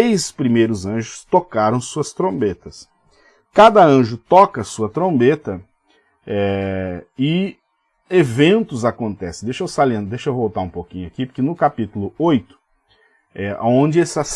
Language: Portuguese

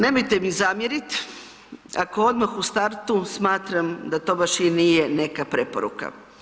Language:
Croatian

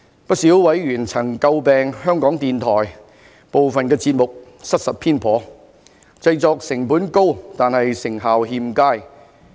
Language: Cantonese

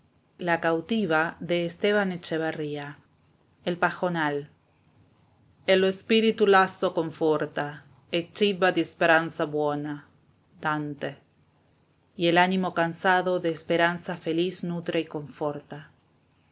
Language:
Spanish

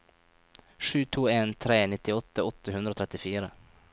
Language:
Norwegian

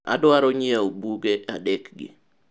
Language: Luo (Kenya and Tanzania)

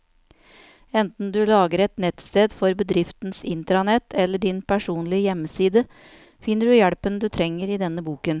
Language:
Norwegian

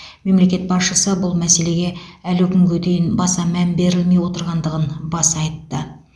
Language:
Kazakh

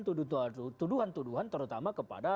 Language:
Indonesian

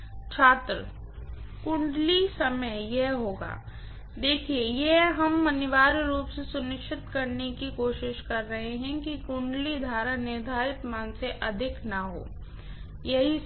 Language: Hindi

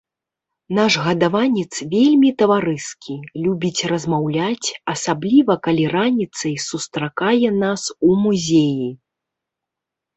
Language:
Belarusian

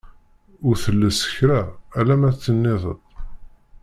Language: Kabyle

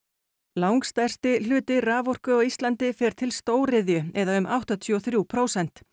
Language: Icelandic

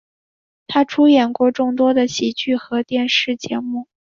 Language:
Chinese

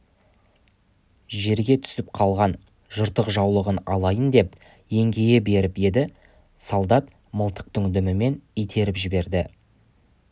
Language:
Kazakh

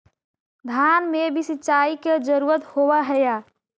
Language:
Magahi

